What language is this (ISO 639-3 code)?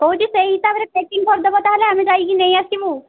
ori